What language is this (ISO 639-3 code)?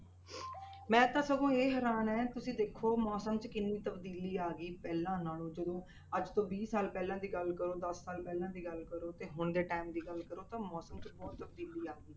pan